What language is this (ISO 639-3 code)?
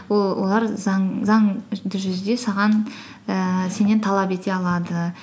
kaz